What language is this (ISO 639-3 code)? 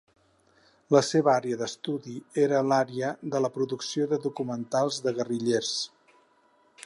cat